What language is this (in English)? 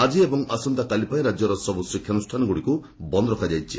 Odia